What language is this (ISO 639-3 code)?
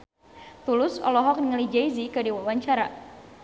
sun